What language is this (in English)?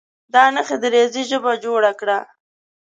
Pashto